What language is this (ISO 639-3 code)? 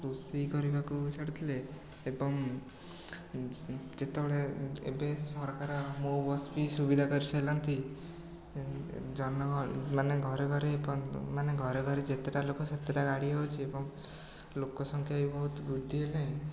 ori